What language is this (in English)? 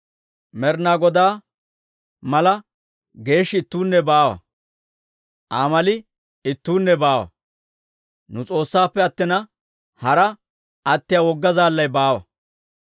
Dawro